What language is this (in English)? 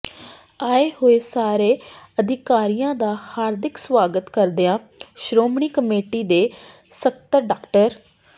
Punjabi